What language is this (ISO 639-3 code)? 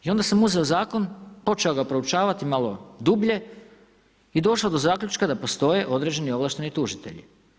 hrv